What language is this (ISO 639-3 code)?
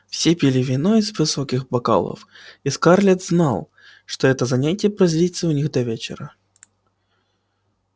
rus